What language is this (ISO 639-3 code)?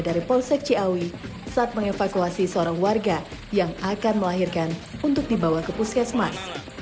ind